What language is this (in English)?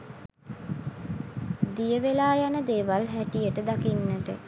Sinhala